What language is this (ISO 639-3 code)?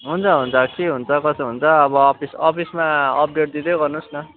nep